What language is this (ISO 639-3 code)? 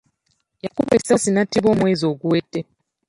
lug